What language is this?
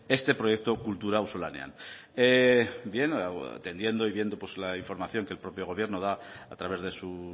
Spanish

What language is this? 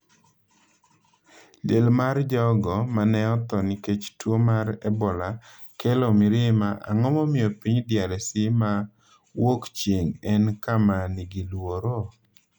Luo (Kenya and Tanzania)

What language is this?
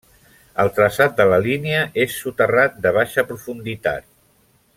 Catalan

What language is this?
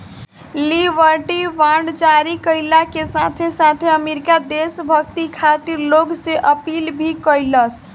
Bhojpuri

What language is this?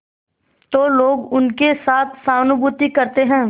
Hindi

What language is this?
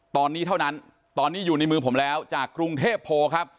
Thai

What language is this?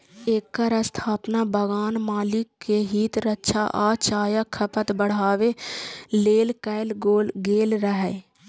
Maithili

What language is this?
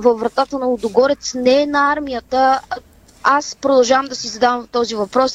Bulgarian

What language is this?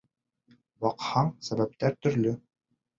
Bashkir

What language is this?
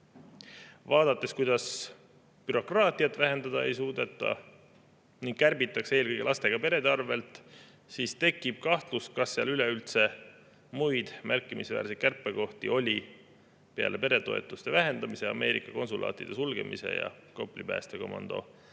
Estonian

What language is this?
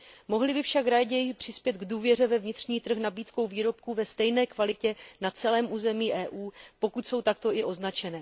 Czech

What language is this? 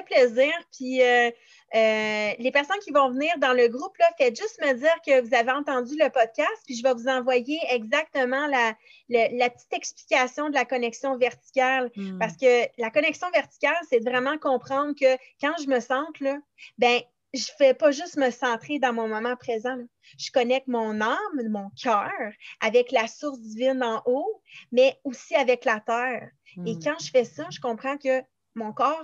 French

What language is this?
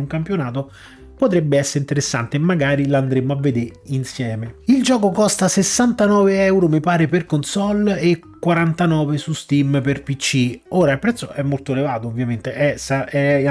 Italian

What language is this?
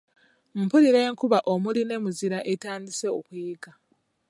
Ganda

